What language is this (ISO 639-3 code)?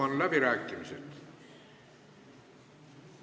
est